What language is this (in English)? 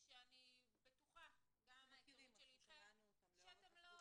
Hebrew